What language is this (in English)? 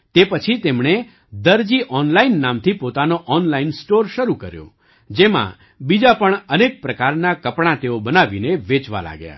Gujarati